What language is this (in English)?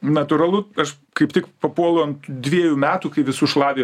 Lithuanian